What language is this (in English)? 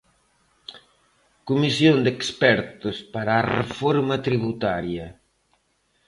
Galician